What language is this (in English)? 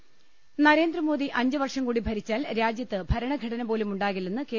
Malayalam